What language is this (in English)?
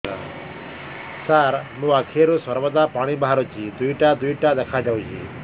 Odia